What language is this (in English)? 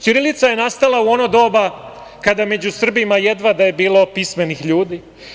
Serbian